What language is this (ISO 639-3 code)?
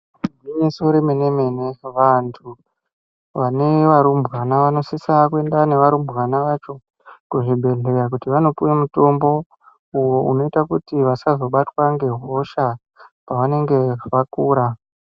ndc